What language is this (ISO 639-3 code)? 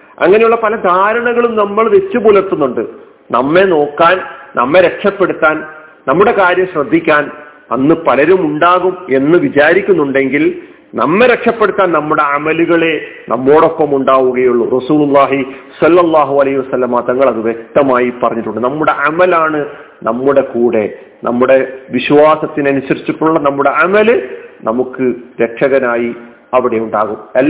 mal